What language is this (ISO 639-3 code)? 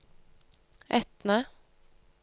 nor